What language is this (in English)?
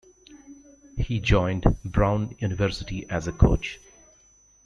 English